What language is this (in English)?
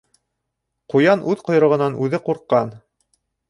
Bashkir